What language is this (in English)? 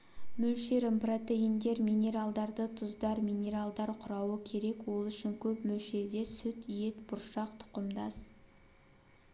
Kazakh